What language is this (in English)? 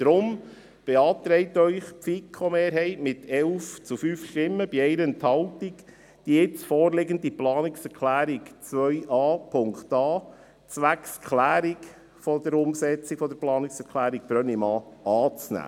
Swiss German